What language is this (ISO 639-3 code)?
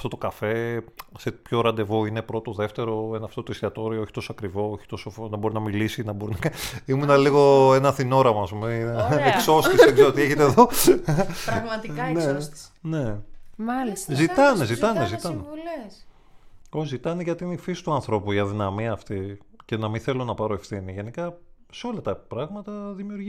ell